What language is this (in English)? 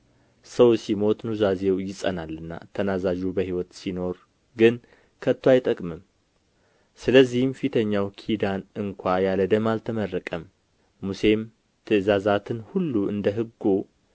Amharic